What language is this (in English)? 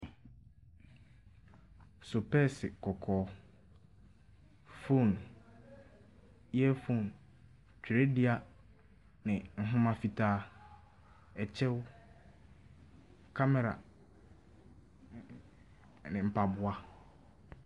Akan